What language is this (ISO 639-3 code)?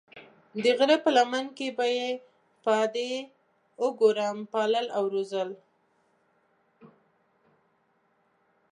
pus